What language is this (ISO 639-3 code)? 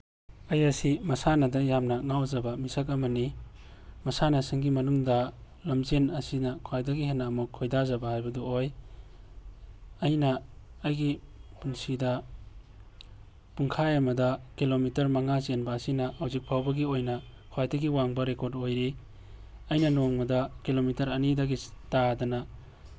mni